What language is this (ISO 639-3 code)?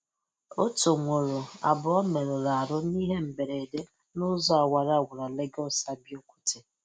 ibo